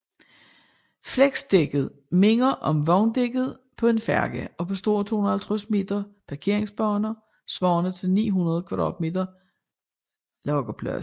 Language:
Danish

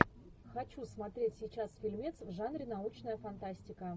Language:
Russian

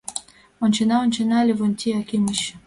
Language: Mari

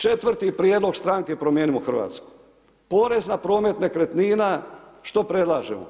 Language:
Croatian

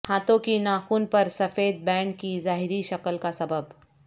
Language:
Urdu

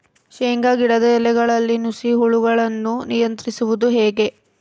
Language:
Kannada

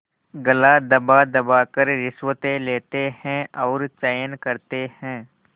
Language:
Hindi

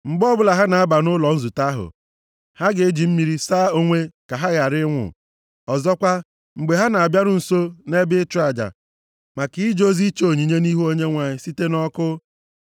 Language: Igbo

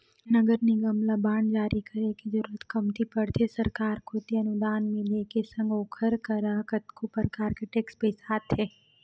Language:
Chhattisgarhi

